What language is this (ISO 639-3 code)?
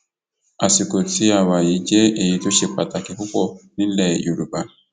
yor